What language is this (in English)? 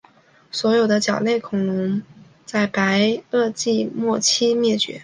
Chinese